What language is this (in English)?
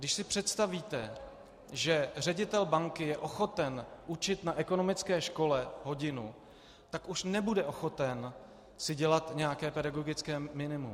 Czech